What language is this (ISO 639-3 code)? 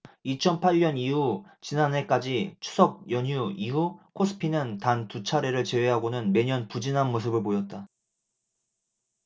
kor